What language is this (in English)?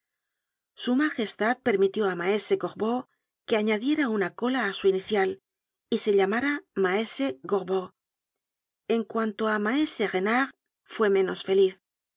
Spanish